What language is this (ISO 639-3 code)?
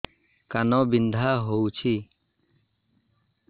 ori